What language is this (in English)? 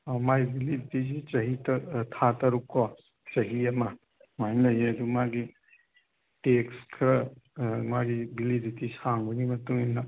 Manipuri